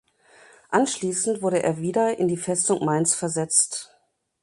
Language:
German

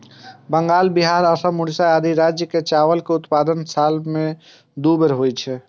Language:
Maithili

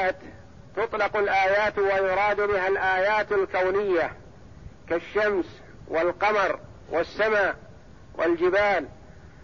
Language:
Arabic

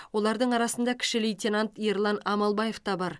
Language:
Kazakh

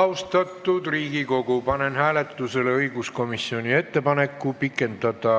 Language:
Estonian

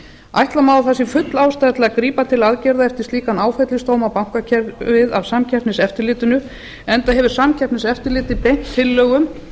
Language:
Icelandic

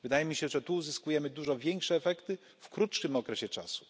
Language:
Polish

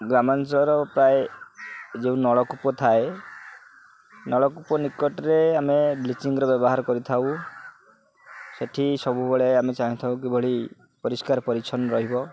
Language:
Odia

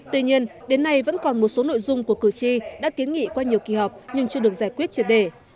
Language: Vietnamese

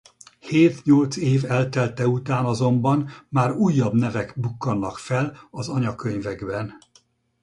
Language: Hungarian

